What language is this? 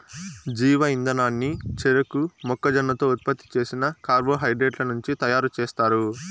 Telugu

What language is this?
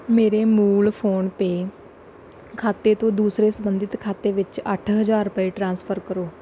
Punjabi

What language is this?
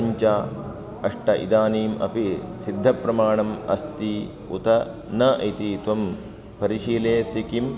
Sanskrit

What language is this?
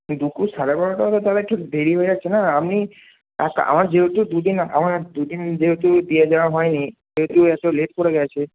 Bangla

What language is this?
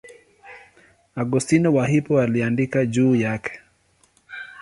Swahili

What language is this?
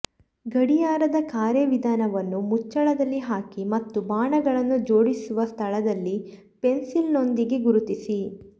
Kannada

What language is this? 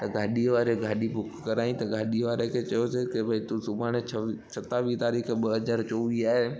Sindhi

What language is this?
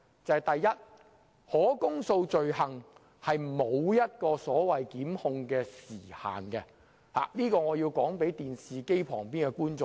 Cantonese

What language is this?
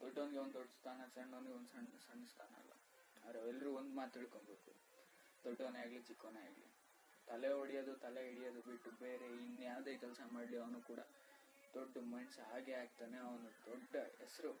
Kannada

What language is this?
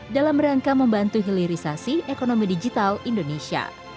Indonesian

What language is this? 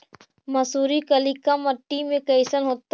Magahi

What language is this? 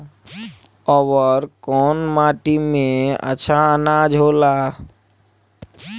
Bhojpuri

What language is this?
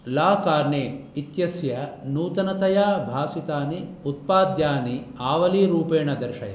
Sanskrit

